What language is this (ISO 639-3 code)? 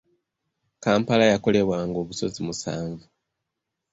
lug